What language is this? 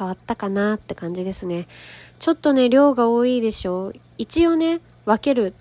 Japanese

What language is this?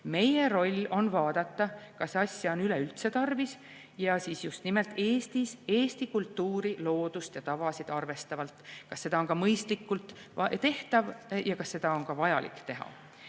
Estonian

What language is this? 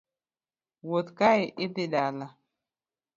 Luo (Kenya and Tanzania)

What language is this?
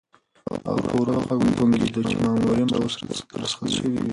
Pashto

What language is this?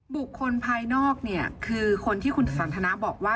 Thai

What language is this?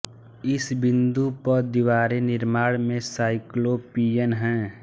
Hindi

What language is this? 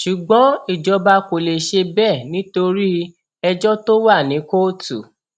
Yoruba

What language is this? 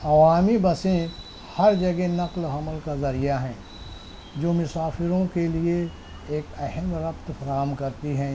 Urdu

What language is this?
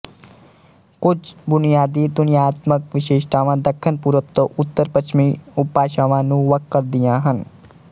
Punjabi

